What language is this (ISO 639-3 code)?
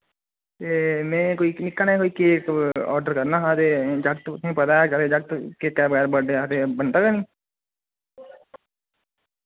doi